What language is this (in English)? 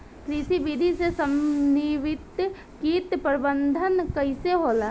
Bhojpuri